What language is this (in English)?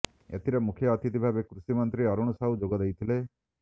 Odia